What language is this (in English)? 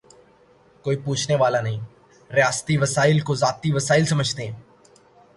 Urdu